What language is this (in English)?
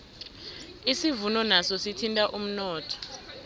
South Ndebele